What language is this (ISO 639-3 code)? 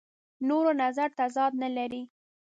pus